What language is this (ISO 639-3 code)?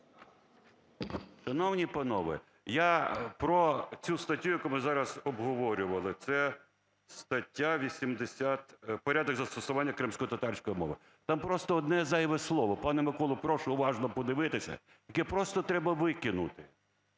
ukr